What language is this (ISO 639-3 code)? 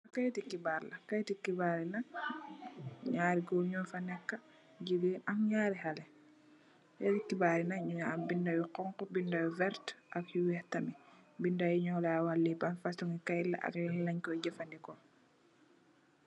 wol